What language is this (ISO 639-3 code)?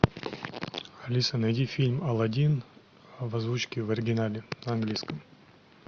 rus